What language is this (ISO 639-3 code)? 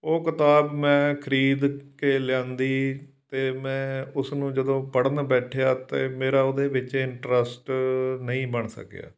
pan